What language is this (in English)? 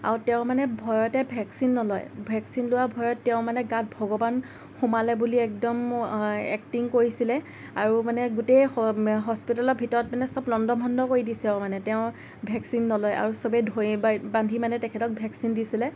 Assamese